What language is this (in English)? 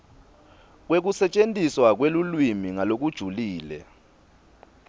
Swati